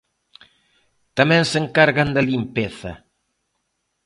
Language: Galician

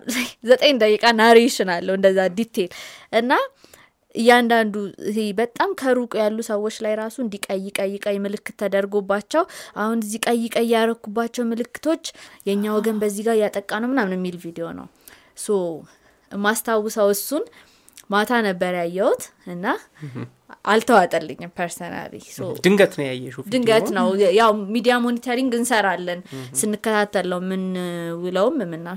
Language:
Amharic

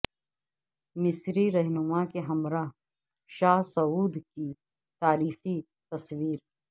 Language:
Urdu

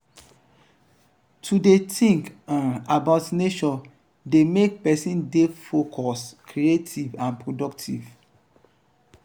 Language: Nigerian Pidgin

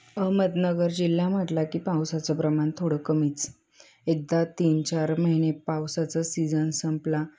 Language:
Marathi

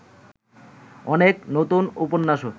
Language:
Bangla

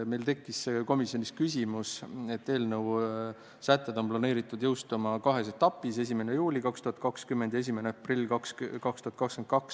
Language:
Estonian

